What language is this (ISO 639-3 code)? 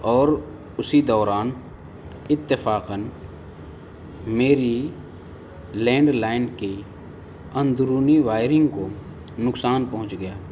urd